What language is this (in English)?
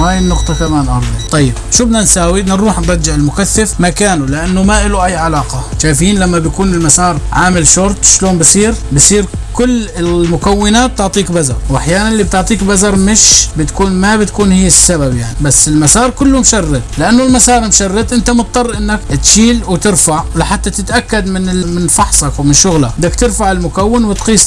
Arabic